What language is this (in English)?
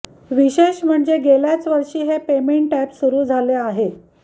Marathi